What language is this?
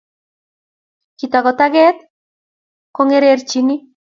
Kalenjin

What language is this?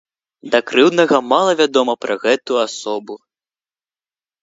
Belarusian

